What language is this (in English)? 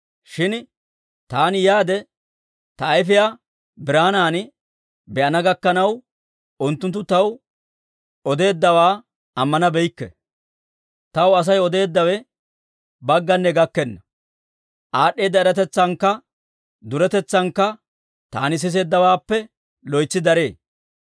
Dawro